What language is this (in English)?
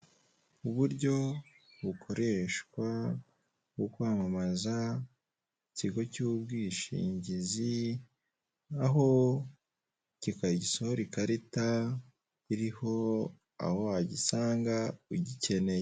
Kinyarwanda